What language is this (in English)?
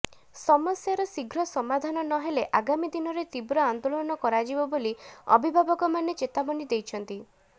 Odia